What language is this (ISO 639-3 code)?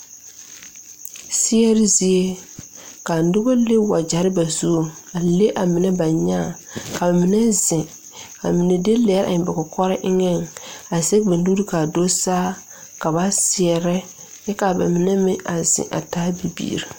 dga